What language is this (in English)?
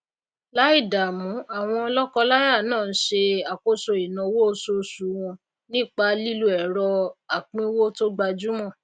Yoruba